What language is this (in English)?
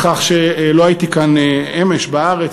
Hebrew